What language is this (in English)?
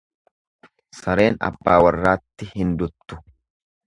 Oromo